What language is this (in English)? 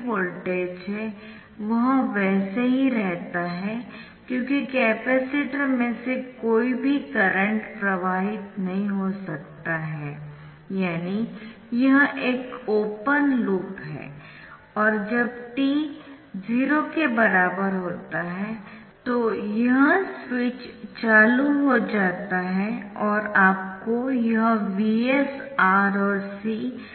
Hindi